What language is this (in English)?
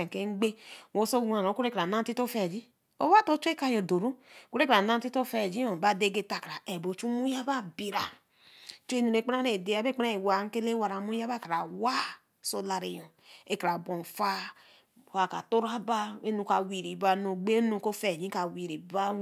Eleme